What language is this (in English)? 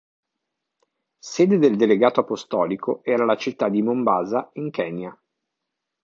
Italian